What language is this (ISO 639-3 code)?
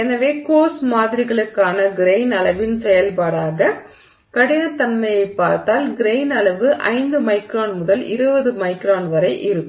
tam